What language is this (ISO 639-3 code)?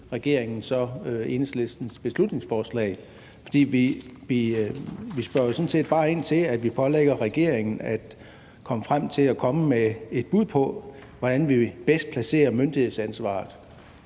dan